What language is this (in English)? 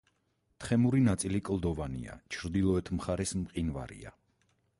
Georgian